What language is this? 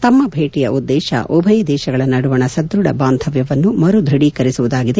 Kannada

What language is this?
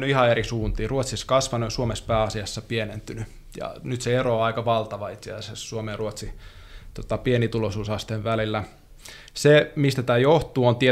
Finnish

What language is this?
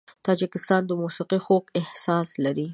Pashto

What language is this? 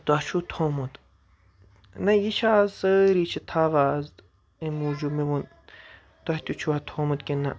Kashmiri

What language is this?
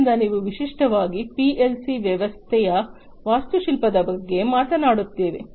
Kannada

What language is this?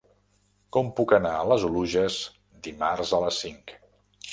Catalan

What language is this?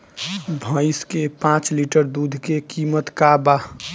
Bhojpuri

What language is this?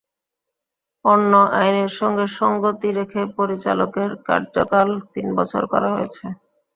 Bangla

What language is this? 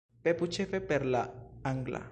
Esperanto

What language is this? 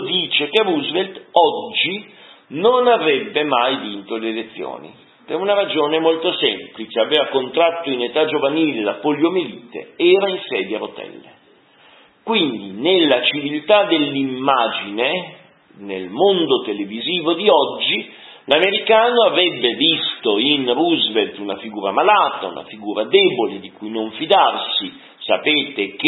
Italian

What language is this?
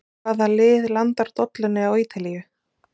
Icelandic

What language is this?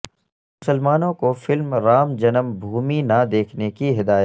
Urdu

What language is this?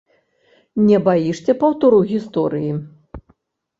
Belarusian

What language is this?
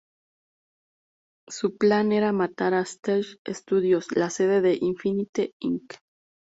Spanish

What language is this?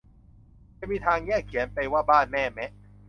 Thai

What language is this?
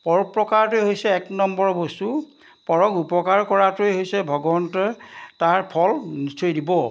Assamese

